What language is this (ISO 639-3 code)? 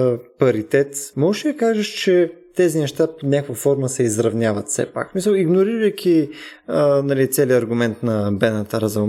bul